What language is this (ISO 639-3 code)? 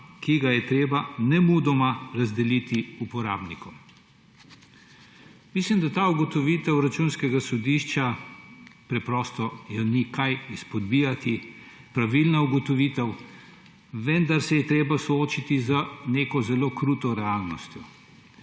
slv